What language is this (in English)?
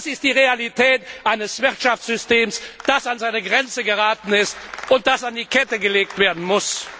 German